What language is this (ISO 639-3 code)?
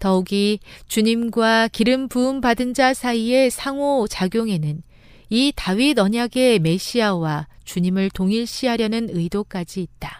kor